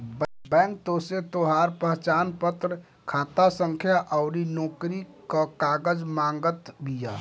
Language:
Bhojpuri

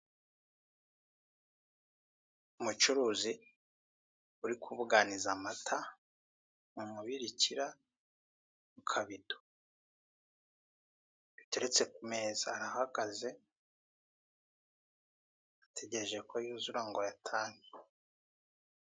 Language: Kinyarwanda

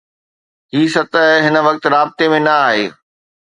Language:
Sindhi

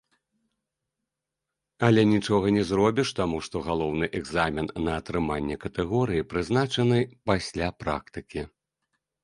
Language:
Belarusian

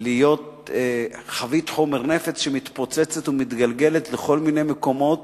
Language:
Hebrew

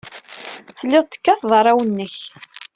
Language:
Kabyle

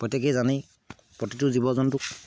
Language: Assamese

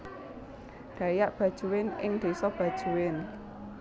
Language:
Javanese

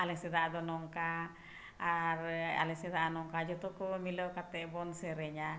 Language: Santali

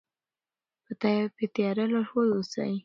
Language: Pashto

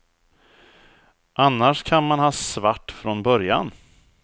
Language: Swedish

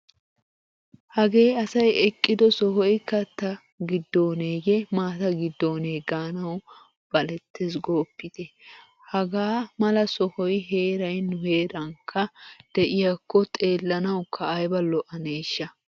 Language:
Wolaytta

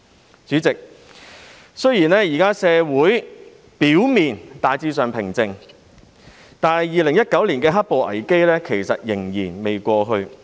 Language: Cantonese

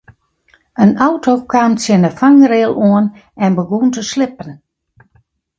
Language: Western Frisian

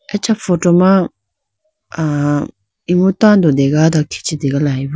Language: Idu-Mishmi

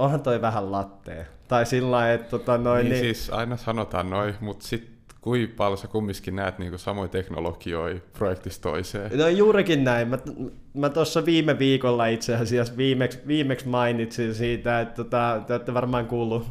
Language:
Finnish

